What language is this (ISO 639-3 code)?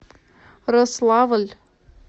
rus